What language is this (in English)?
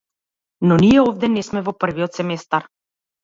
Macedonian